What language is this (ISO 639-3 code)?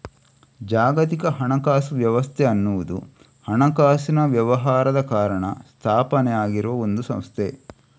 kan